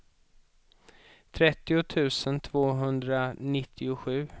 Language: Swedish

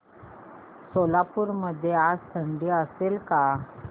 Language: Marathi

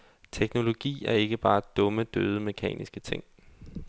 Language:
Danish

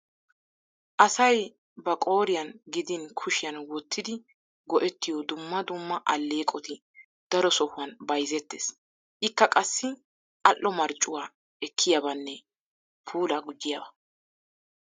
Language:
Wolaytta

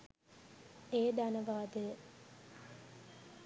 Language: Sinhala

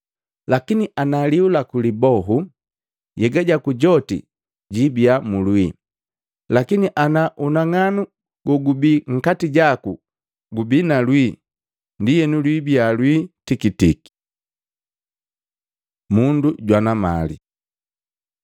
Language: Matengo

